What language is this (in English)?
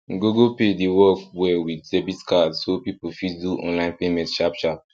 Nigerian Pidgin